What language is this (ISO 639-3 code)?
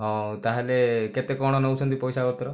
ori